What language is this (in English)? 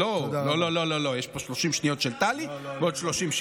Hebrew